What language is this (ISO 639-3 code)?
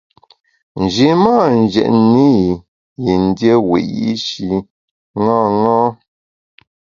bax